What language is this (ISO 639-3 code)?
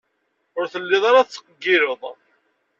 kab